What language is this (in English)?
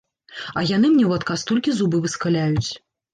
Belarusian